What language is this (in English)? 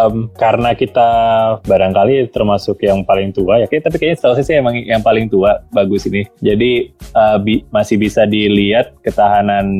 Indonesian